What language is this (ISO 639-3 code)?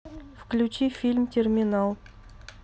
rus